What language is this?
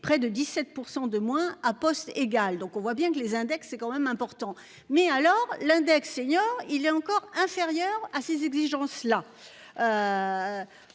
French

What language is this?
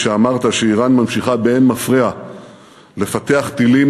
Hebrew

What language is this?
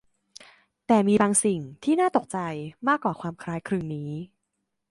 Thai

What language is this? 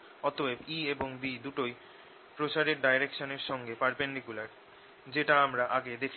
Bangla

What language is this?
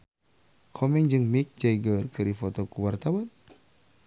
Sundanese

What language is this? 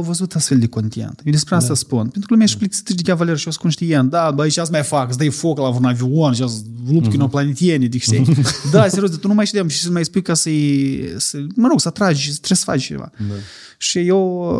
Romanian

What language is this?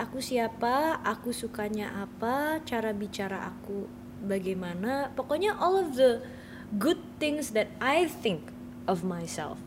Indonesian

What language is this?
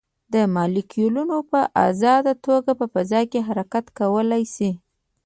Pashto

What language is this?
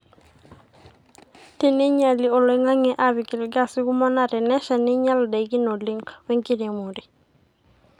Masai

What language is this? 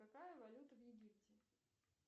Russian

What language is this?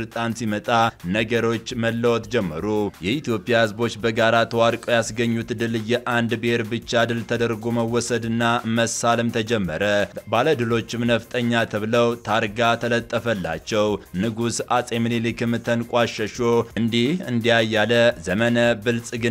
Arabic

